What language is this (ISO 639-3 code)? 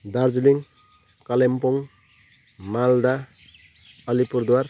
nep